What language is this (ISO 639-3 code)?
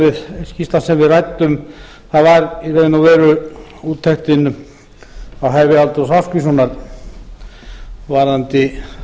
isl